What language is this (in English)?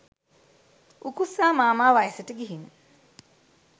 Sinhala